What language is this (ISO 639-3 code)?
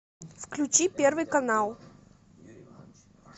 rus